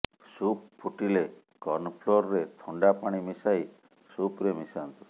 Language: Odia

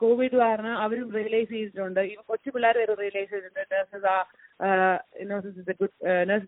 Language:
Malayalam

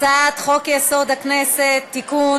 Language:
Hebrew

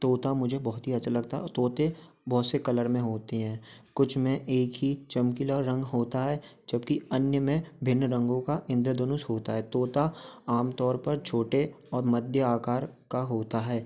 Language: Hindi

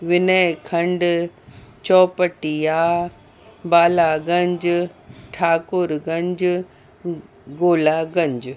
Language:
Sindhi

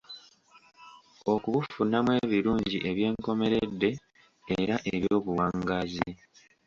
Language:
Ganda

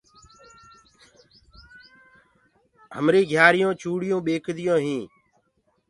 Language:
Gurgula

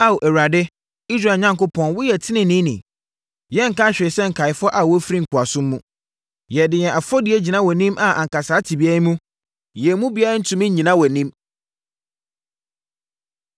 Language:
Akan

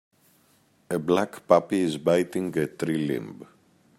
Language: English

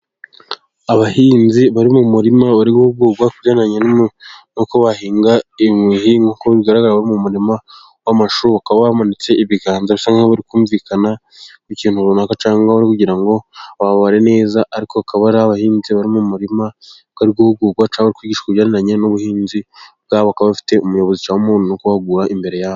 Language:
Kinyarwanda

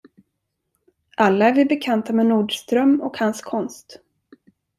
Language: Swedish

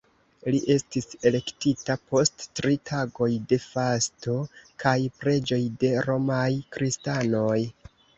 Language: Esperanto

